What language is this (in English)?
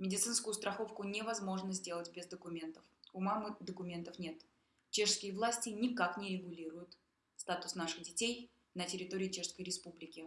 Russian